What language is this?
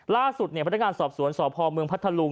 Thai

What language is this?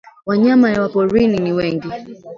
Swahili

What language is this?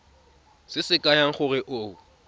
Tswana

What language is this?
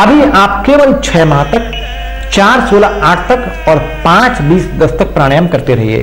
Hindi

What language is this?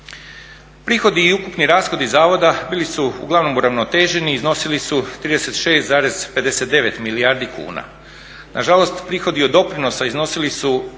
Croatian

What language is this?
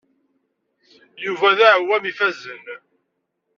Kabyle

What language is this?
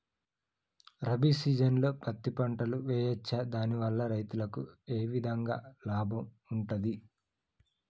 Telugu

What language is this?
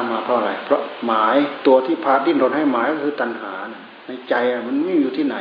Thai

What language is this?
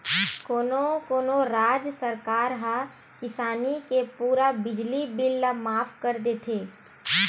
Chhattisgarhi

